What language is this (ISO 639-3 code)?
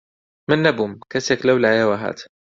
ckb